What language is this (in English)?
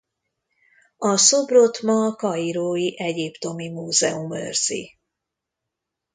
Hungarian